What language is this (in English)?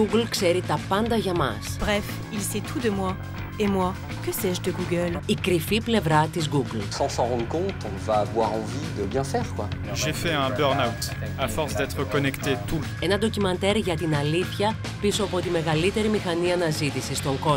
French